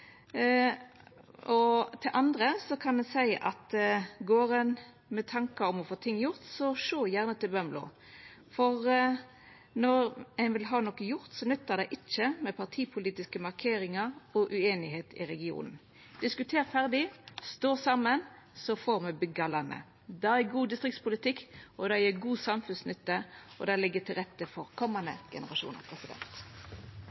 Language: Norwegian Nynorsk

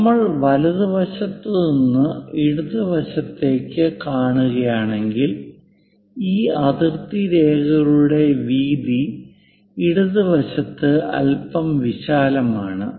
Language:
Malayalam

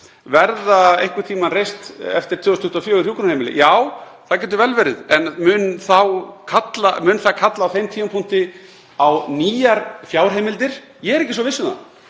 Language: Icelandic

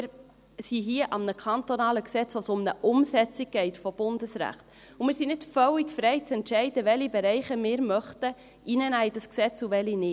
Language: Swiss German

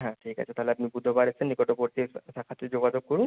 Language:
Bangla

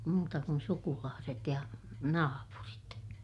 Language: Finnish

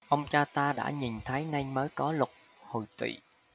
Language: Vietnamese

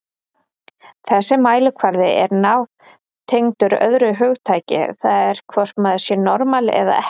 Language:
Icelandic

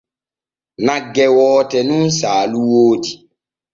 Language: Borgu Fulfulde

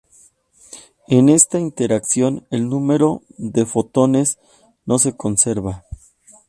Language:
Spanish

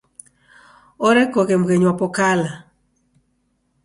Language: Taita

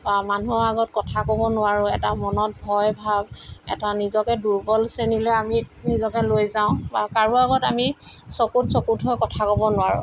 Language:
Assamese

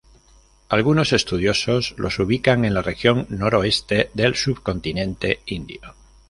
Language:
Spanish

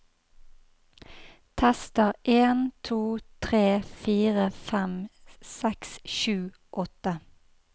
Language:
Norwegian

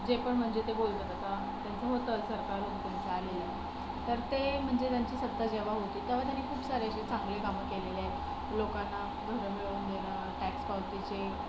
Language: Marathi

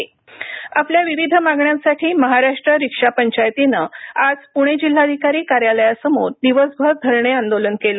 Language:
Marathi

